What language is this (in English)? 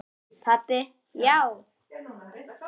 Icelandic